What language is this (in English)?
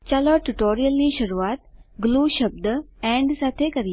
Gujarati